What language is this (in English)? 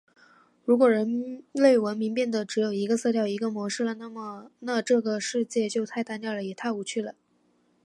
Chinese